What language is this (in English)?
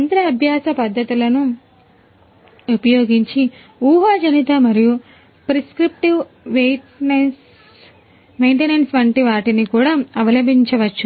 Telugu